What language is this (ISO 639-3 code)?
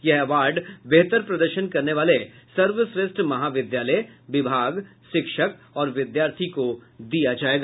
hin